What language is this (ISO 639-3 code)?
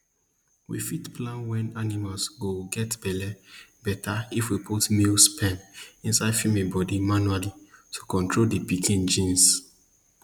pcm